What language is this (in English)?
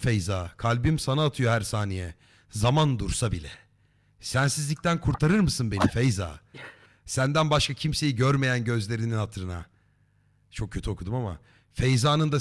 Turkish